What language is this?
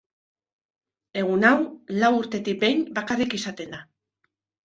Basque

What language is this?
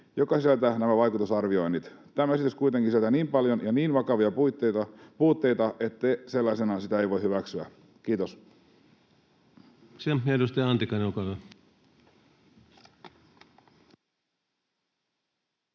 Finnish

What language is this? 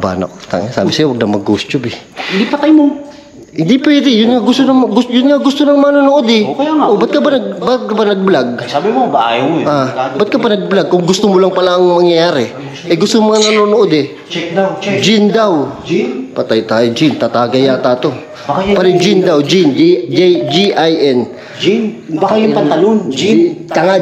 Filipino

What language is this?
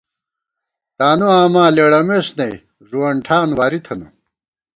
Gawar-Bati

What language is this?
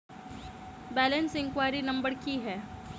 Maithili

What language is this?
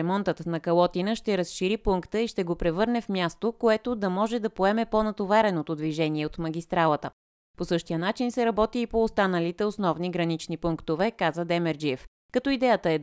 Bulgarian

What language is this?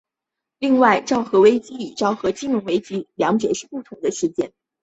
Chinese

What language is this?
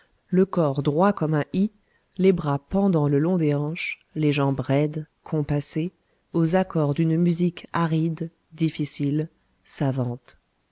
French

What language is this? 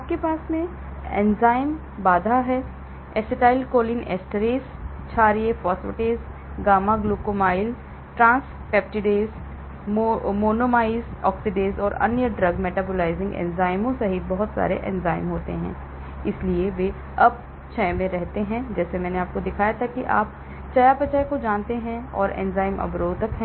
Hindi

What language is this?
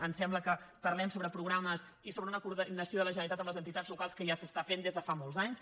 Catalan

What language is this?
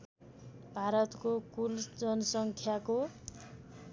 Nepali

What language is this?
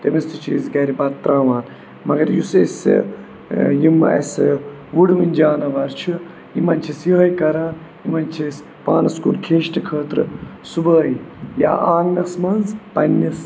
Kashmiri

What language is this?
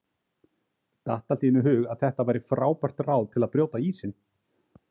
Icelandic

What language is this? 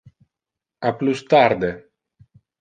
Interlingua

